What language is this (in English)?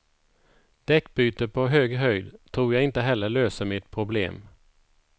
Swedish